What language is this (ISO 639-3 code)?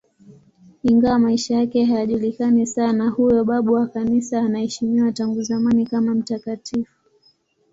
swa